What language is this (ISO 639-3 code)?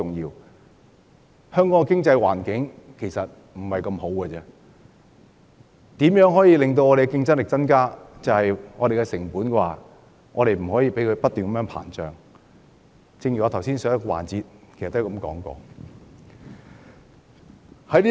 yue